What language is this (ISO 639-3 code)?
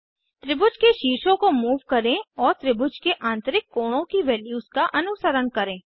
hin